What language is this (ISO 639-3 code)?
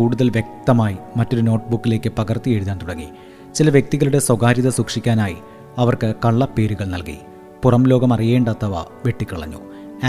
mal